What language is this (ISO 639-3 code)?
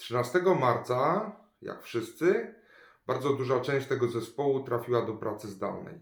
pol